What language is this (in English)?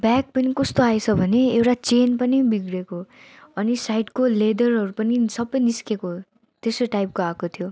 Nepali